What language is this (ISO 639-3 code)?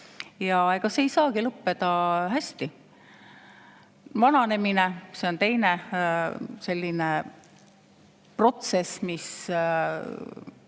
est